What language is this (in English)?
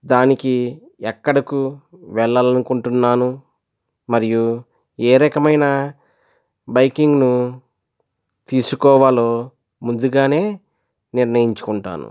Telugu